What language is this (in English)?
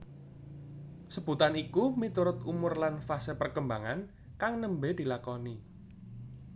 Javanese